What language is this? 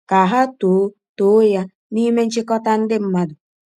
Igbo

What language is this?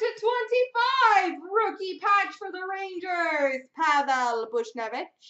English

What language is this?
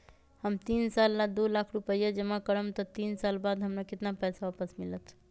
Magahi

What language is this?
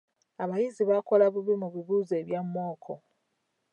Ganda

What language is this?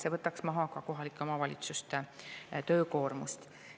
Estonian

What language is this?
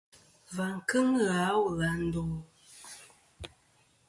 Kom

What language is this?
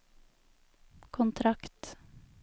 Norwegian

